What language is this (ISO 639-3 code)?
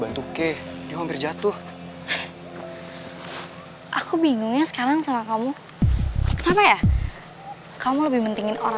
ind